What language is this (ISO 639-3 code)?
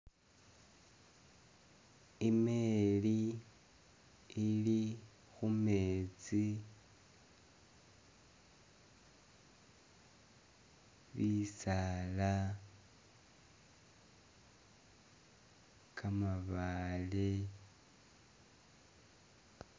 myx